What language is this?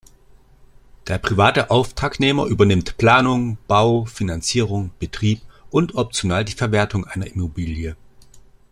German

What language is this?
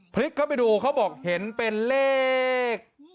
Thai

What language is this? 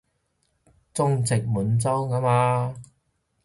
Cantonese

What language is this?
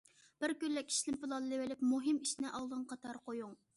Uyghur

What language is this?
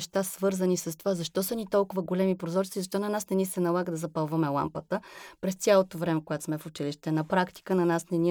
Bulgarian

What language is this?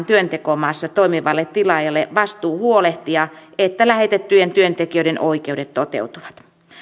Finnish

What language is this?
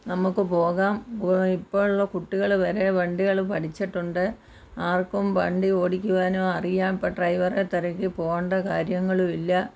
Malayalam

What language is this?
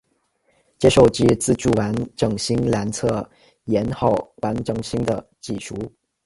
Chinese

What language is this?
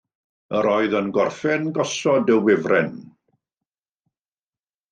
Welsh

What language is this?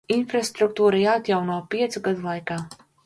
Latvian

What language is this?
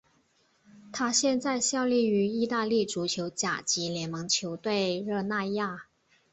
Chinese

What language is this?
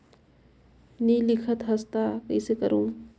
Chhattisgarhi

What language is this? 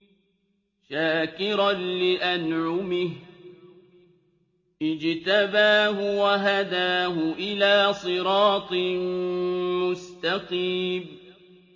Arabic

